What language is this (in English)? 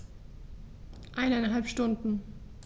German